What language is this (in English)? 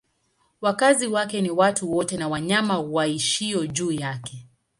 Swahili